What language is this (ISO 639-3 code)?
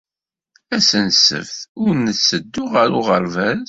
kab